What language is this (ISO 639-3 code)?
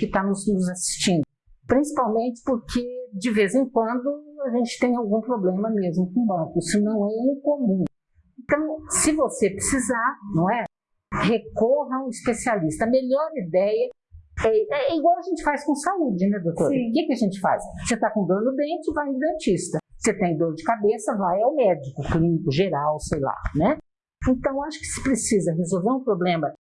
por